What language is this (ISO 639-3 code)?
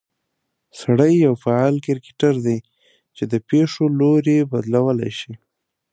pus